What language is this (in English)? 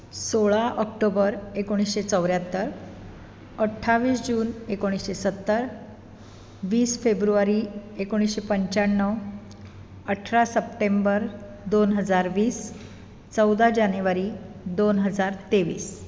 Konkani